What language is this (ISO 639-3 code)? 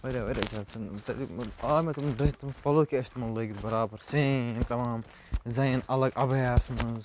kas